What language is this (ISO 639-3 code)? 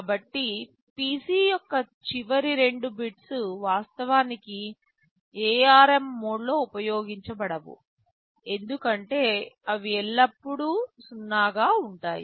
tel